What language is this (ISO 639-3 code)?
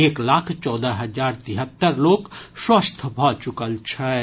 mai